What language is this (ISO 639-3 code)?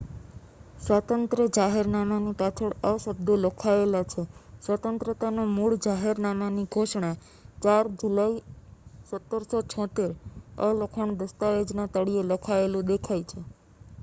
guj